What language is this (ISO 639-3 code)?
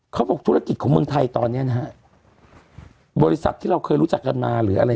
tha